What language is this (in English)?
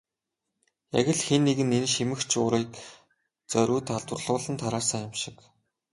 Mongolian